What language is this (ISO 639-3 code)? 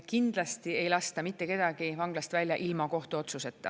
est